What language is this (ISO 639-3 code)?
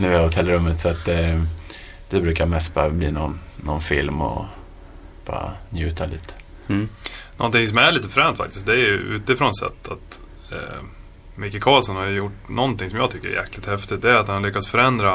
swe